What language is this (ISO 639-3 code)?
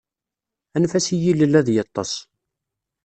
kab